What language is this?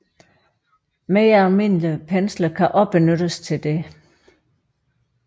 Danish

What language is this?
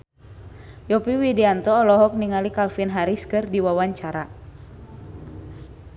Sundanese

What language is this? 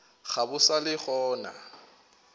Northern Sotho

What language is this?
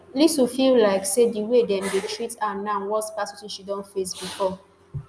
Nigerian Pidgin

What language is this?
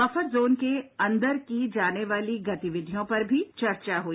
Hindi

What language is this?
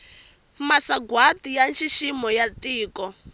Tsonga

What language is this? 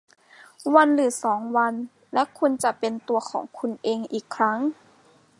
Thai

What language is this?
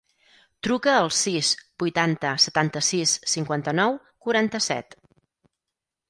Catalan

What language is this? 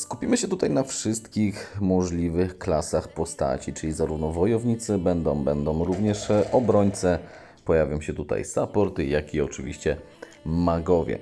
Polish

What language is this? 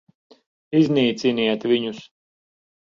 Latvian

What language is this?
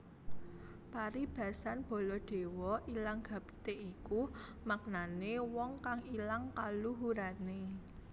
Javanese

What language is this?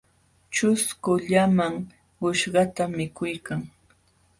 Jauja Wanca Quechua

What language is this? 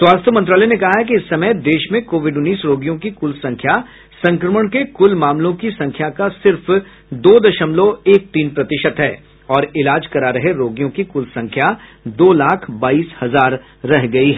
Hindi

